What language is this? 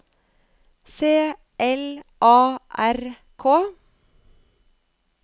Norwegian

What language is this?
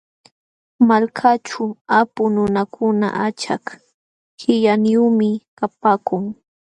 Jauja Wanca Quechua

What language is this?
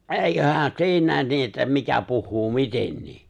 Finnish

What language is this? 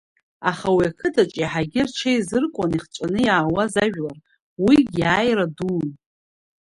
Abkhazian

